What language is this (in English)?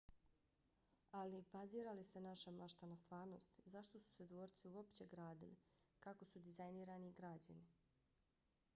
Bosnian